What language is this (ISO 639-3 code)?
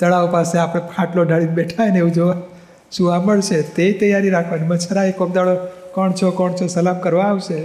guj